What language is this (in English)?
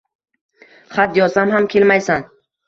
Uzbek